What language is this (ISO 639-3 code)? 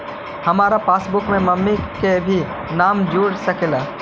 mag